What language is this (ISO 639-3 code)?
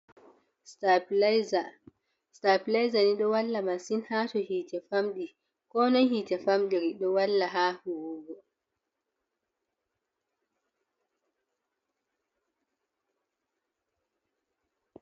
ful